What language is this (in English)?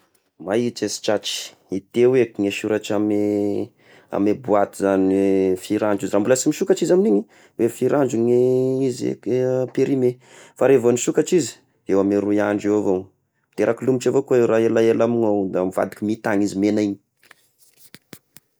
Tesaka Malagasy